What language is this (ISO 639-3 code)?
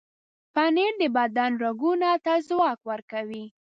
pus